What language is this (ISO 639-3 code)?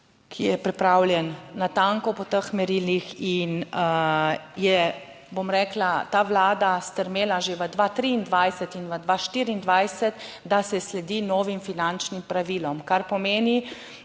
slv